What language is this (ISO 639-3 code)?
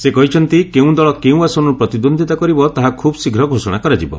ori